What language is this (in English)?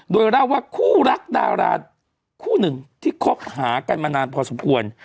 Thai